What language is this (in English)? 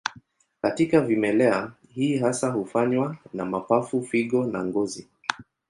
Swahili